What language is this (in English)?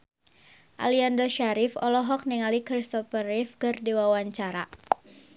Sundanese